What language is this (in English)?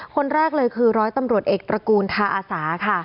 Thai